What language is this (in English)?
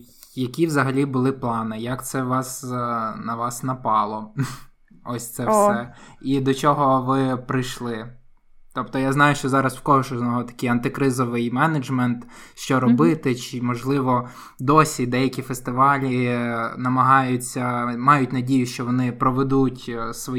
Ukrainian